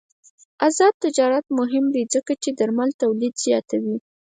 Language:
Pashto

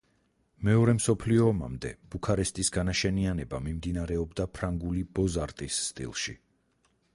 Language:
Georgian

